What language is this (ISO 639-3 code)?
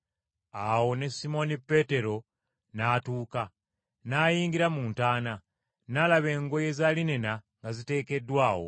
lug